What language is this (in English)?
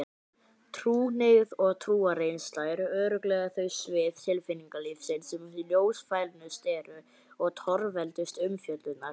Icelandic